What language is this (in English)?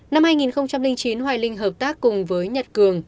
Vietnamese